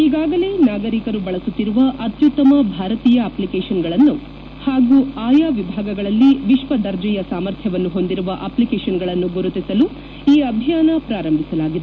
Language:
Kannada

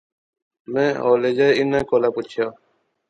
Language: Pahari-Potwari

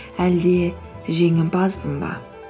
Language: Kazakh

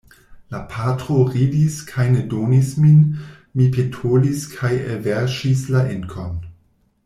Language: Esperanto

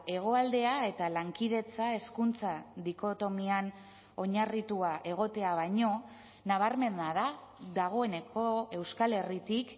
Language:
Basque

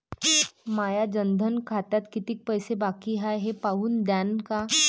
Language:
Marathi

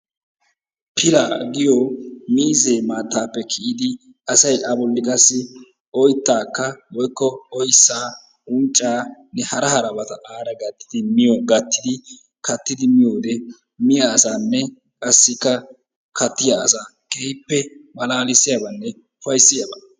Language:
Wolaytta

